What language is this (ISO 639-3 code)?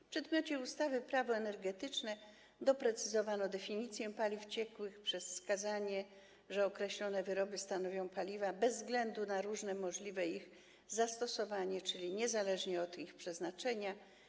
pol